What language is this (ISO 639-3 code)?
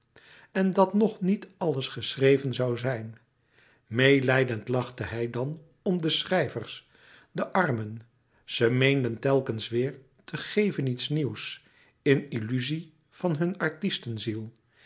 nld